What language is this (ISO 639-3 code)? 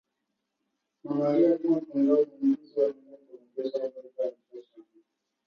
swa